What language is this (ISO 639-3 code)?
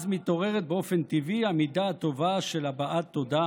heb